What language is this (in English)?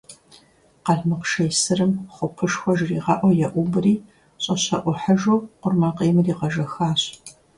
Kabardian